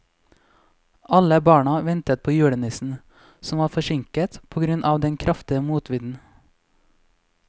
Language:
Norwegian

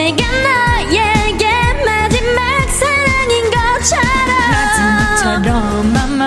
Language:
Korean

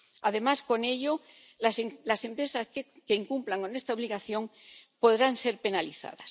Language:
Spanish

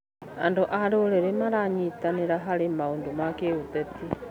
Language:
Kikuyu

